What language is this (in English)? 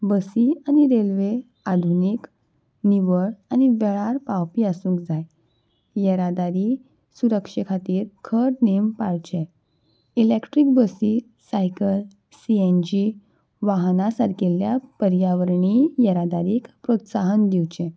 Konkani